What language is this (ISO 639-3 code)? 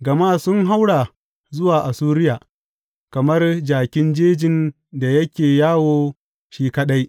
hau